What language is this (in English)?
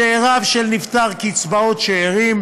Hebrew